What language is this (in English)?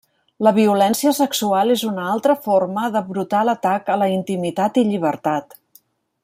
Catalan